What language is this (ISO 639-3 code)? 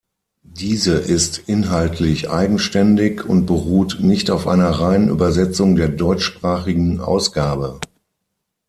deu